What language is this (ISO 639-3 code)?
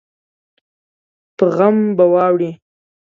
pus